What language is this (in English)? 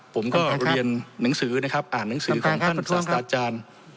Thai